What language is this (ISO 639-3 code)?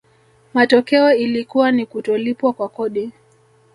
swa